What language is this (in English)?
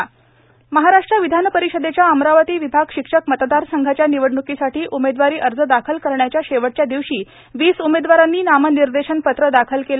Marathi